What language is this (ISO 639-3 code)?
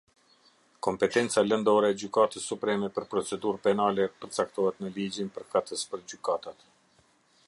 sqi